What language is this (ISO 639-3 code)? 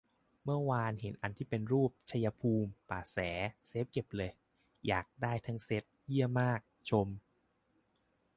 tha